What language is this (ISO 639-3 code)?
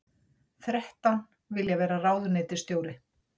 isl